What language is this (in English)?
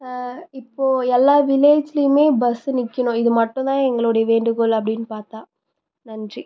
Tamil